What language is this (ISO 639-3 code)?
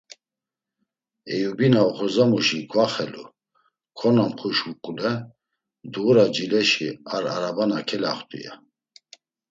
lzz